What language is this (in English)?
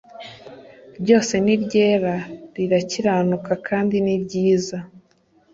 Kinyarwanda